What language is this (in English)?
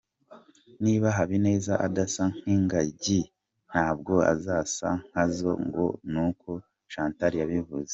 Kinyarwanda